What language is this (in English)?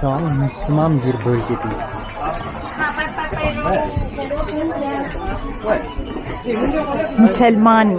Turkish